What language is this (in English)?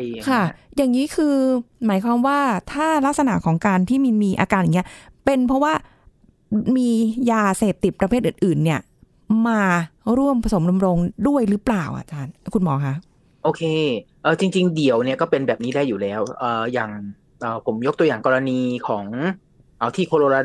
Thai